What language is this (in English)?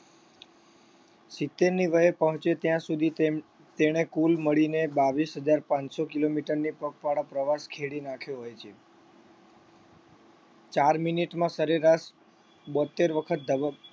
Gujarati